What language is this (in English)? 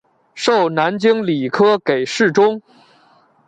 Chinese